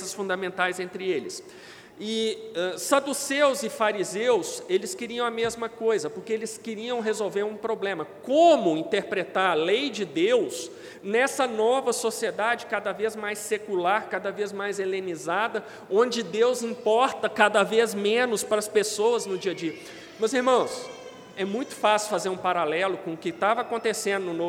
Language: Portuguese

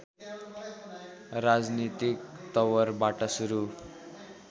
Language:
Nepali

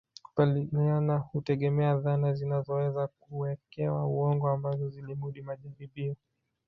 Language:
Swahili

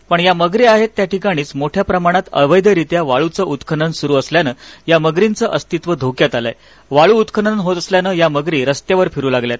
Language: Marathi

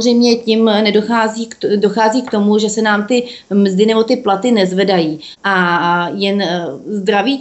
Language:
Czech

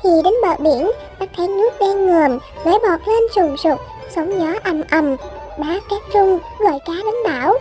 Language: Vietnamese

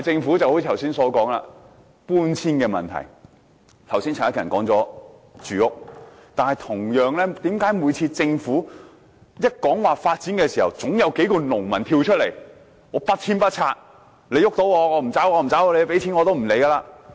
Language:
Cantonese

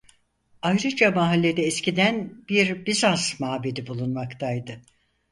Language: Turkish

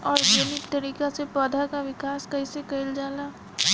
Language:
Bhojpuri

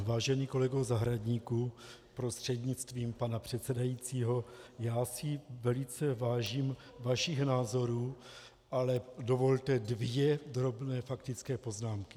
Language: Czech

